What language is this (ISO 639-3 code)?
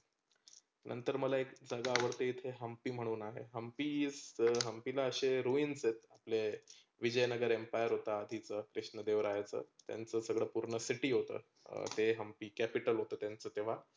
mar